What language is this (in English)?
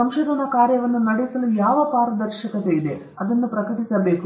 Kannada